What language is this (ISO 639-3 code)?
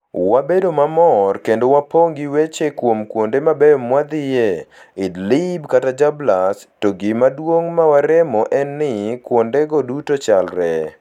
luo